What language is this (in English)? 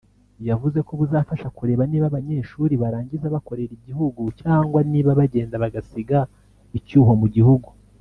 Kinyarwanda